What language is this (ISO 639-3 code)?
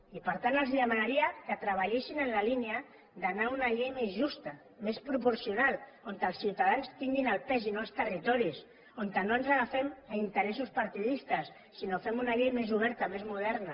cat